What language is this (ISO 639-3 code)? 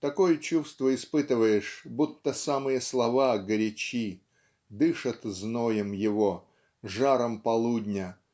rus